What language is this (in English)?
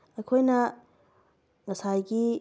Manipuri